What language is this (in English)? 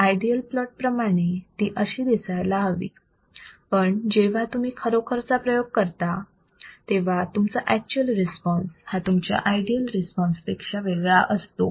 Marathi